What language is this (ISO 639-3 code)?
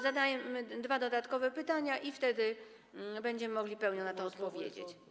pol